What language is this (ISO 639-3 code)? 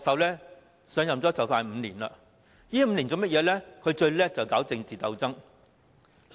yue